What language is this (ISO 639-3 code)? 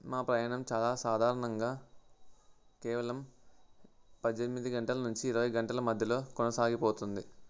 tel